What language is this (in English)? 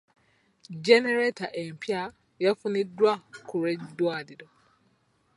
Ganda